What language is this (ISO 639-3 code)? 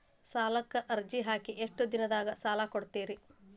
kan